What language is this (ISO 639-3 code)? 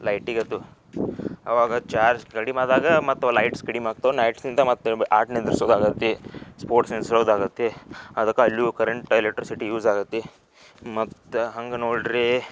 kan